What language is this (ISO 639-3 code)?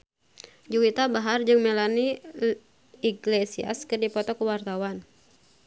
sun